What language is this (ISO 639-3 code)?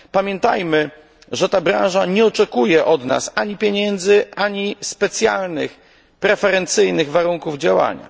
pol